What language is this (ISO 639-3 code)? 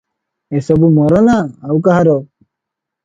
ori